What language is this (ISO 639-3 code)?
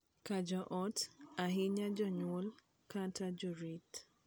luo